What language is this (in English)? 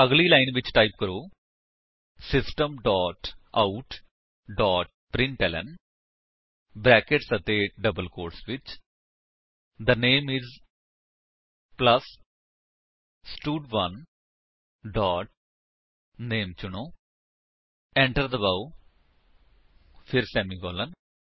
Punjabi